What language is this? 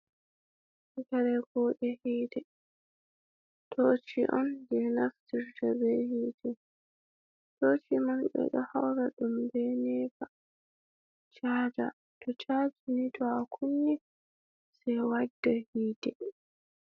Fula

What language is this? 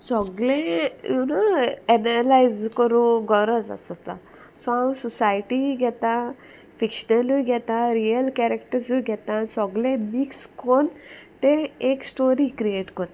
Konkani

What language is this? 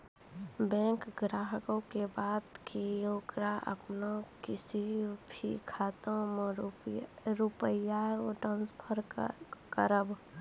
Maithili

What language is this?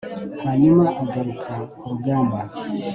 Kinyarwanda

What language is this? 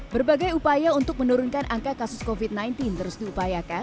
Indonesian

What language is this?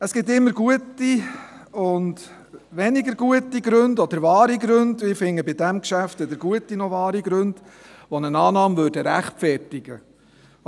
Swiss German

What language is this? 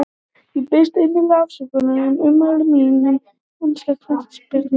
Icelandic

